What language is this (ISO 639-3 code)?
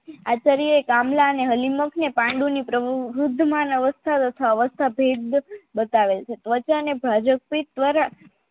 guj